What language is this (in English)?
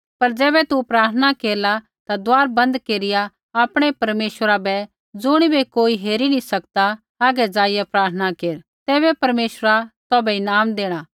Kullu Pahari